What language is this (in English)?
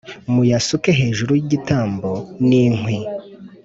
Kinyarwanda